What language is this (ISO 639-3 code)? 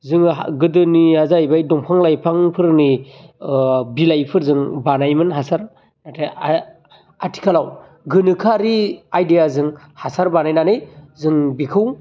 brx